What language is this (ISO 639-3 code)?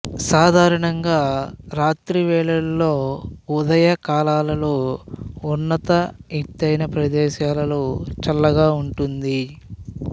tel